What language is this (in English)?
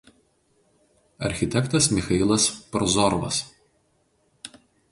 Lithuanian